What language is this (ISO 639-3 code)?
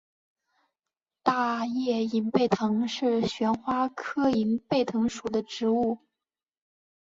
zho